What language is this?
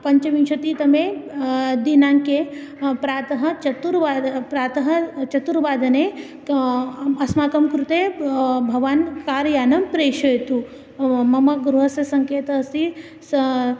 Sanskrit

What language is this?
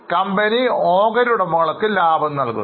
Malayalam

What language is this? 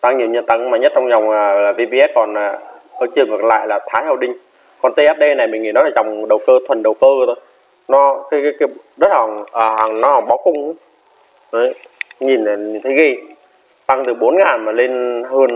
Vietnamese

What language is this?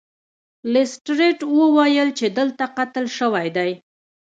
Pashto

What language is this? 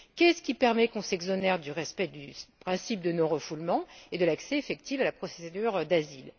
French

